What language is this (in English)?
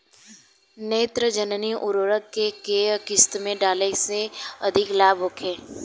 Bhojpuri